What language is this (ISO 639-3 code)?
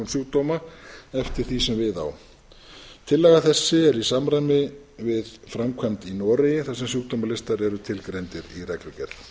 isl